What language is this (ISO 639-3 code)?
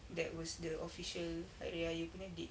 eng